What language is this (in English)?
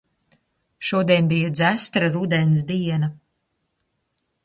Latvian